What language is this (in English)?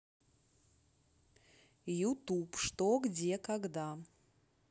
Russian